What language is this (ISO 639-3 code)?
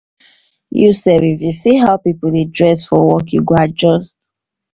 pcm